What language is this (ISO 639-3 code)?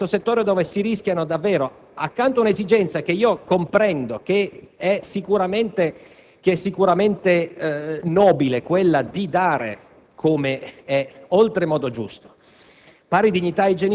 ita